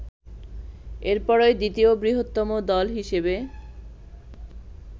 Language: Bangla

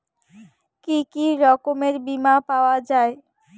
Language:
Bangla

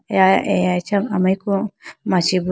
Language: Idu-Mishmi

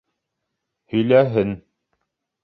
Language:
Bashkir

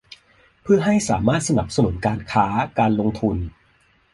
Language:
Thai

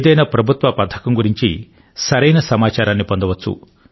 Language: Telugu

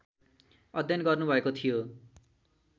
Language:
Nepali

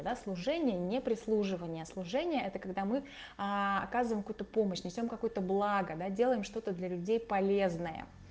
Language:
Russian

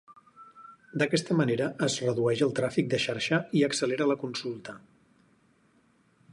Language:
Catalan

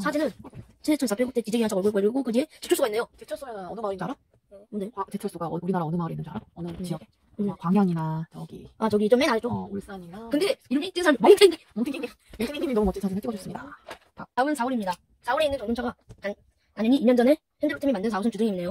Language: Korean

